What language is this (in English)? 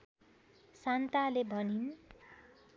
Nepali